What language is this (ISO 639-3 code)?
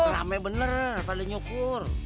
ind